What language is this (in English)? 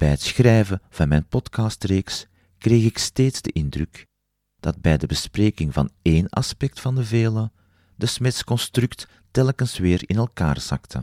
Dutch